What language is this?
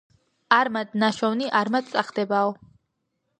Georgian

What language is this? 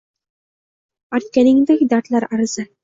Uzbek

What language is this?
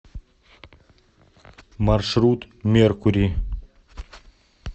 Russian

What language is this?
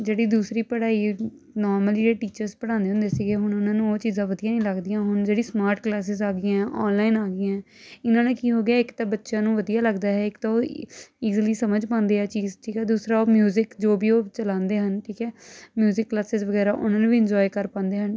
Punjabi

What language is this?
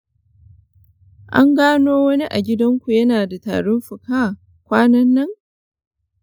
Hausa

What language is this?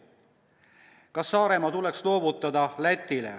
Estonian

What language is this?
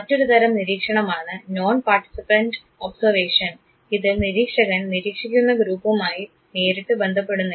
Malayalam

